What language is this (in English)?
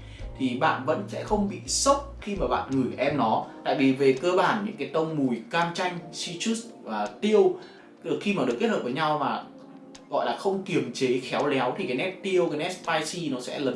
Vietnamese